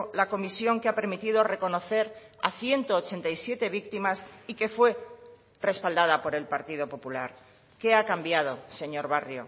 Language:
Spanish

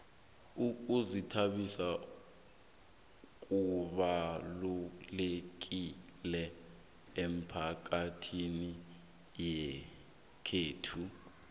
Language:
South Ndebele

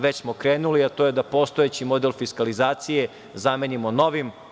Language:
Serbian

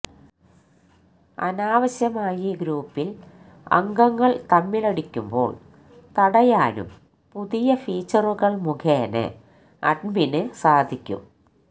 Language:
Malayalam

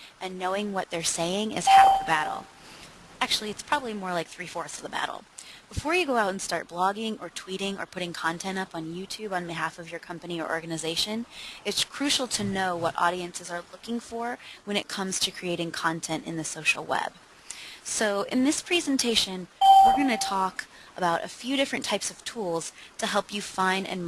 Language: English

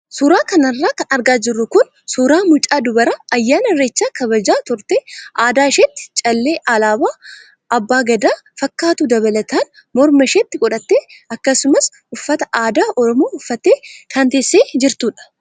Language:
Oromo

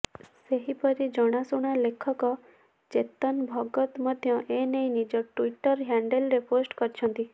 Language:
Odia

